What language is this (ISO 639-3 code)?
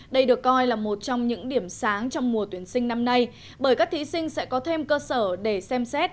vie